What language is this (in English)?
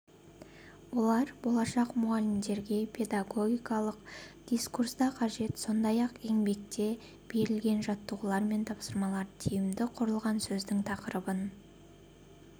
Kazakh